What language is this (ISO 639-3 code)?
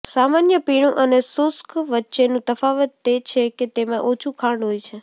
guj